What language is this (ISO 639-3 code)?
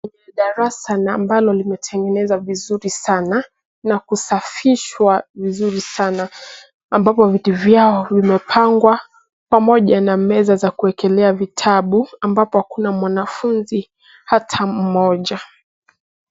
swa